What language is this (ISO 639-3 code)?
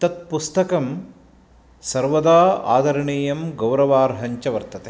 san